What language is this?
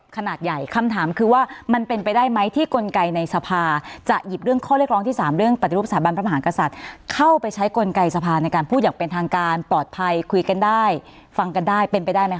Thai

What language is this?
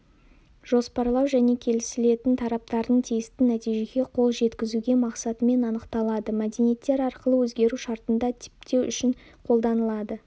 Kazakh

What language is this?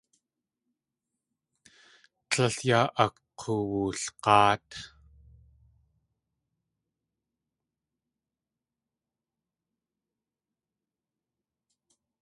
Tlingit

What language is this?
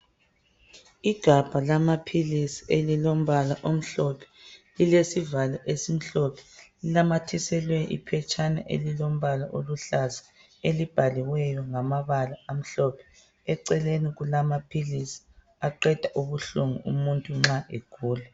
North Ndebele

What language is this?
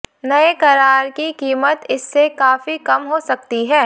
Hindi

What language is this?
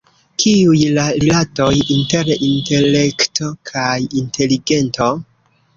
Esperanto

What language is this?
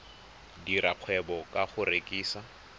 Tswana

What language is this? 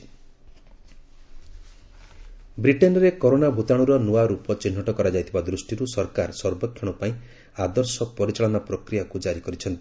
Odia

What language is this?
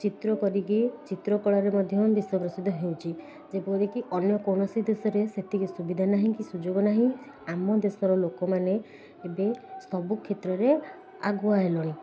Odia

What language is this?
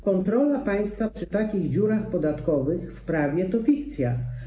Polish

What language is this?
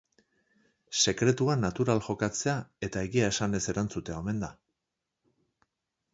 Basque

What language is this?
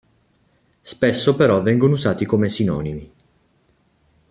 Italian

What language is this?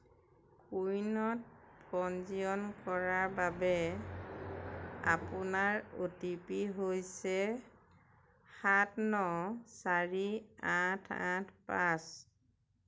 Assamese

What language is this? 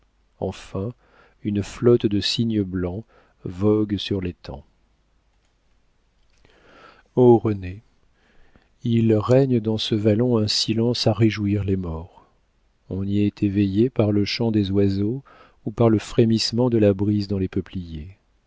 French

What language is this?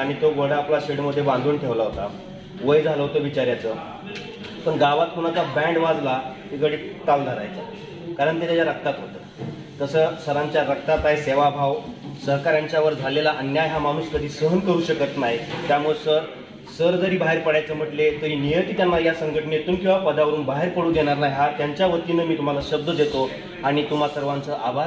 Romanian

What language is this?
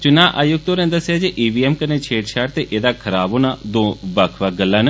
Dogri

